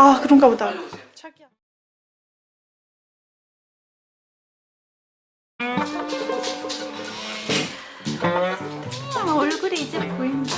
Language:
Korean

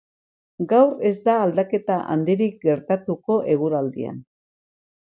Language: Basque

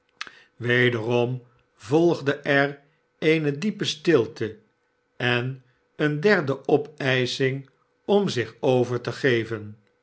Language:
Dutch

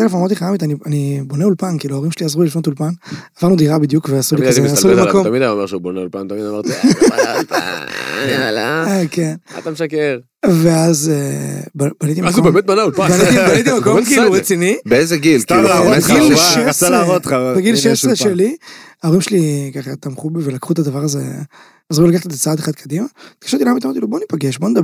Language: Hebrew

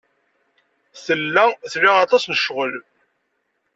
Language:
Kabyle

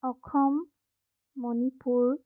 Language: Assamese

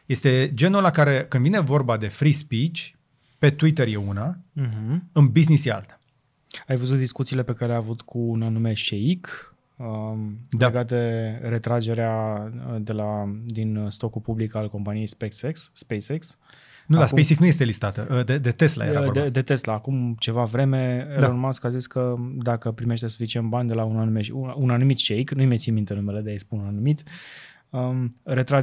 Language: Romanian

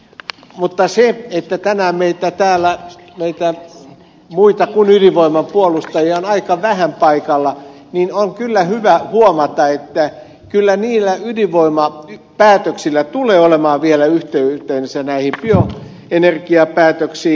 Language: Finnish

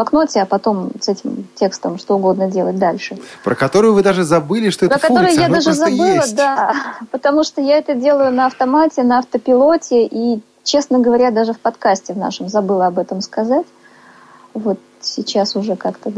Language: Russian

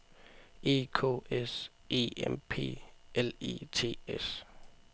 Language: Danish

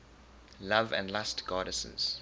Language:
English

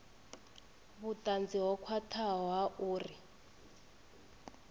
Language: Venda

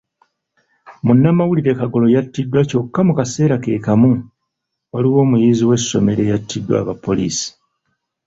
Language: Ganda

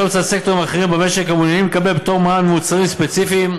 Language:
Hebrew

